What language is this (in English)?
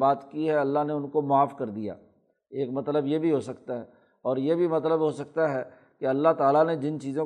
Urdu